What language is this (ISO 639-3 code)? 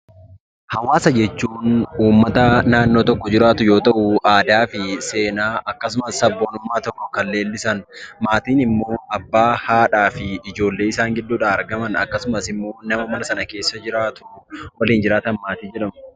orm